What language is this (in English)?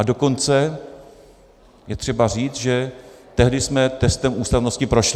Czech